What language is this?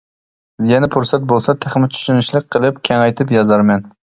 Uyghur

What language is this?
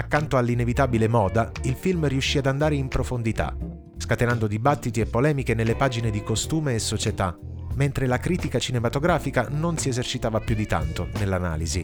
Italian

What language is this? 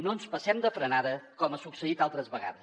Catalan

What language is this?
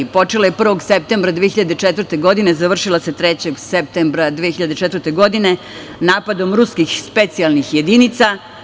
Serbian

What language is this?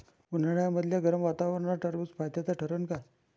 Marathi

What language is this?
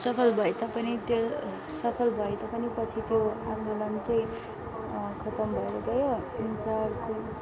Nepali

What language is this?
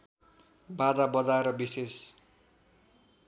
Nepali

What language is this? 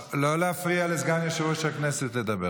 Hebrew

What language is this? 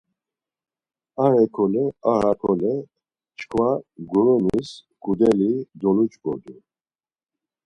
Laz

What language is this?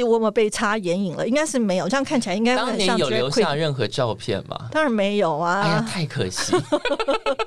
Chinese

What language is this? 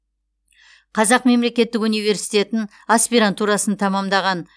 Kazakh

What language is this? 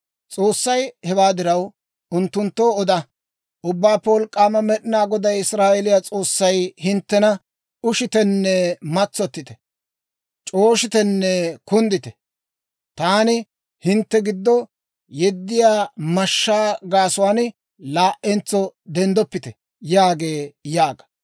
Dawro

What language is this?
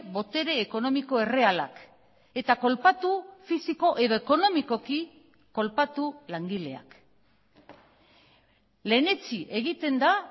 Basque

